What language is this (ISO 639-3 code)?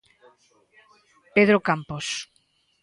glg